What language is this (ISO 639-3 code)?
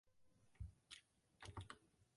zho